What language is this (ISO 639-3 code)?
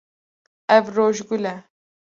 kur